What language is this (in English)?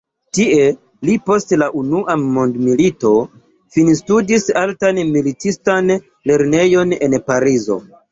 Esperanto